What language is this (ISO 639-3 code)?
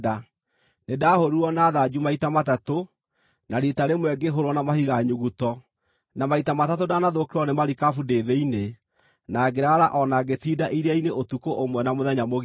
kik